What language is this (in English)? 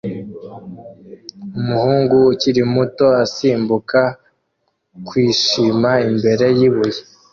Kinyarwanda